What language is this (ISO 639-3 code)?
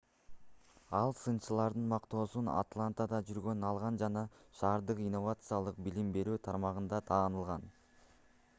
kir